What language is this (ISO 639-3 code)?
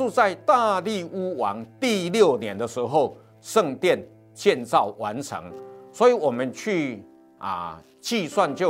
zho